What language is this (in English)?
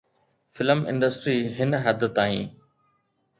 Sindhi